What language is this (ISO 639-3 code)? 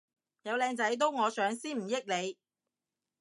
yue